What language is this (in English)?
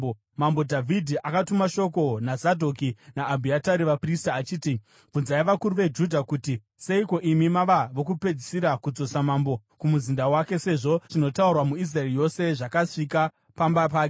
Shona